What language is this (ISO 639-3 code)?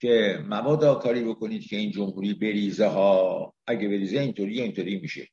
fas